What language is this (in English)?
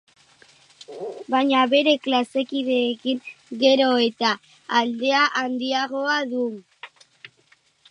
Basque